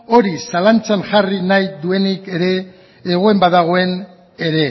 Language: Basque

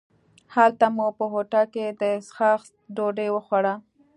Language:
Pashto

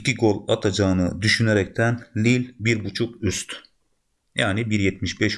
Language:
Turkish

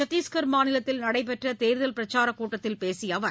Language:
Tamil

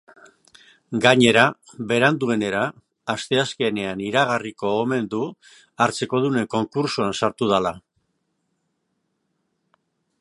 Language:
Basque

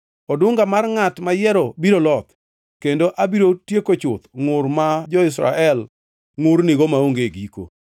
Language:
Luo (Kenya and Tanzania)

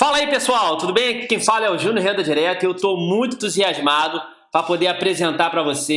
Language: Portuguese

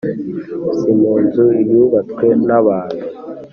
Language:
Kinyarwanda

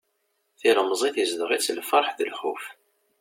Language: Kabyle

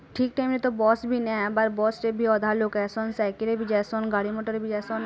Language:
Odia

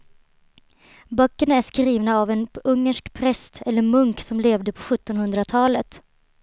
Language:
Swedish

